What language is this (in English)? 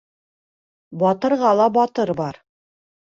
Bashkir